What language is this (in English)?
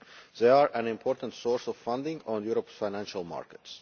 English